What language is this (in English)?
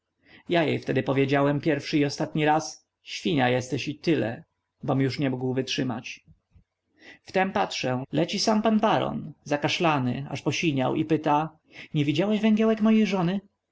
Polish